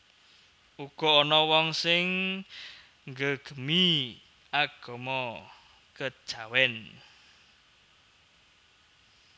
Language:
Javanese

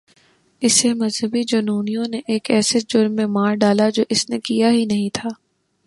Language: Urdu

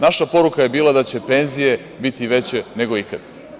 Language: Serbian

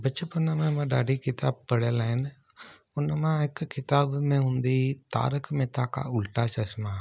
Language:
Sindhi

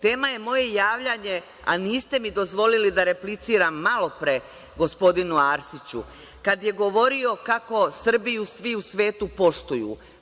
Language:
Serbian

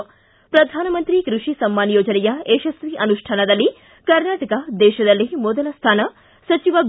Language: Kannada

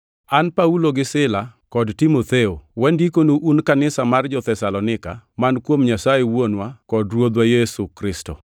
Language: Luo (Kenya and Tanzania)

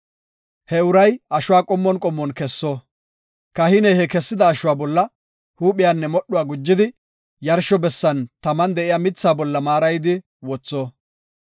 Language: Gofa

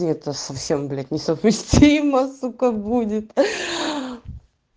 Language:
Russian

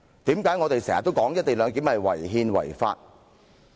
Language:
Cantonese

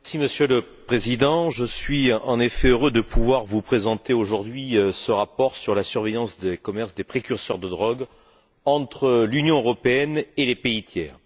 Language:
French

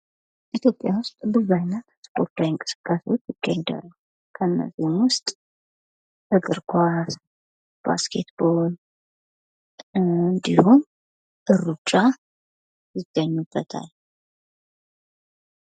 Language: Amharic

